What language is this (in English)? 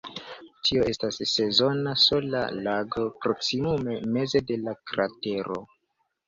Esperanto